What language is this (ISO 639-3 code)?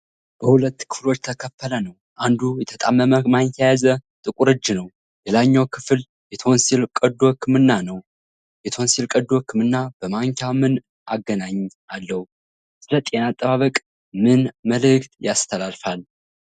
amh